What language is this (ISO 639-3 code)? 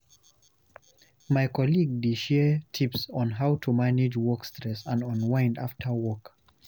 pcm